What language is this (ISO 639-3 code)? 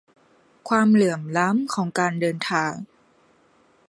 tha